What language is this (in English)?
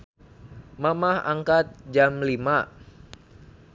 Sundanese